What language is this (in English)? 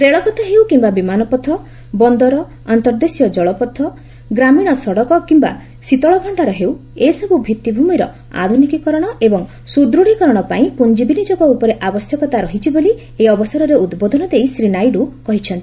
Odia